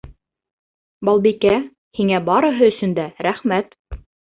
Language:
Bashkir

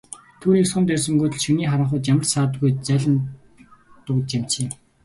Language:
Mongolian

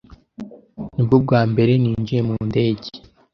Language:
Kinyarwanda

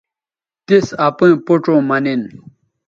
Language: Bateri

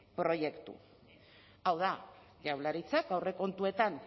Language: Basque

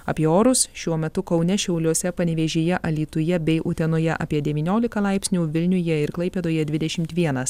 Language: Lithuanian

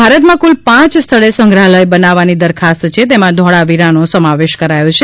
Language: Gujarati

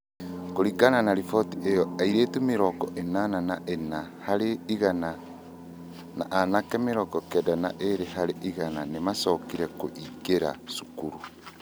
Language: Kikuyu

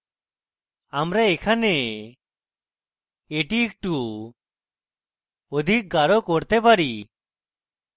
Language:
Bangla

